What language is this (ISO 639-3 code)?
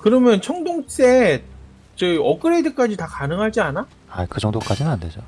kor